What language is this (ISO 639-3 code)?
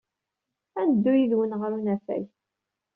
kab